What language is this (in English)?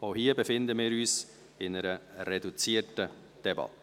Swiss German